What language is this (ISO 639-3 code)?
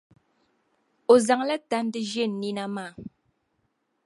dag